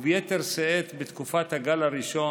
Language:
Hebrew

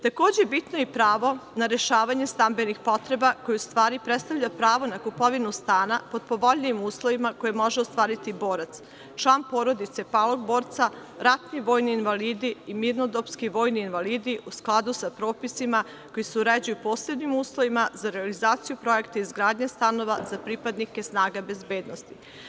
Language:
Serbian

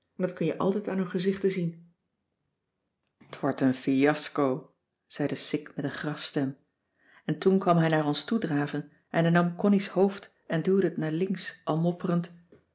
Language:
Dutch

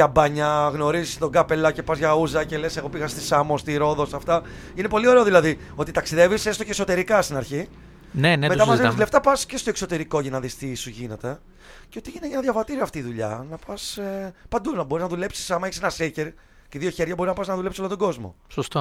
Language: Greek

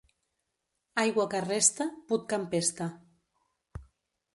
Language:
Catalan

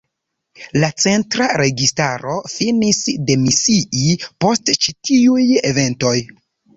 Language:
Esperanto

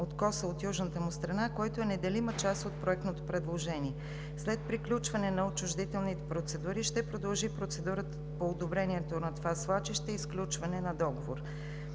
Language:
Bulgarian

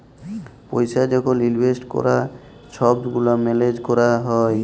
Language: Bangla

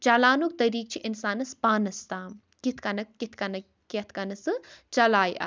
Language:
Kashmiri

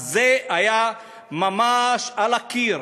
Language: Hebrew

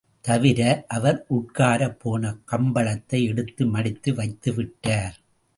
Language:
Tamil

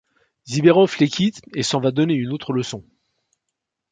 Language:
French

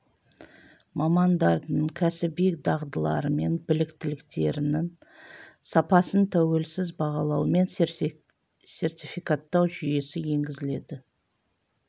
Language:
Kazakh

